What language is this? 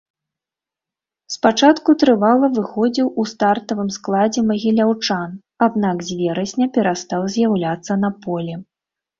Belarusian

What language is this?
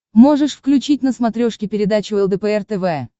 Russian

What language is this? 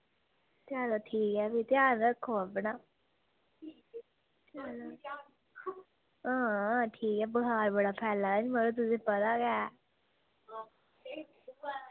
Dogri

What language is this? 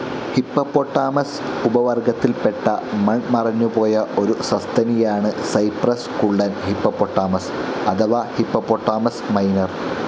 Malayalam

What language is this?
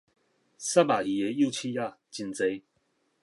Min Nan Chinese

